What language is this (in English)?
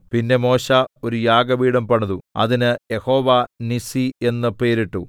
Malayalam